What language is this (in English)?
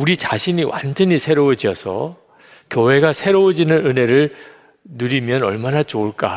Korean